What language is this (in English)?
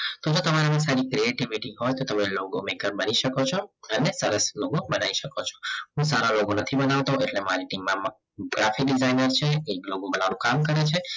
Gujarati